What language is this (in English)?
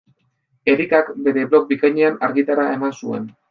Basque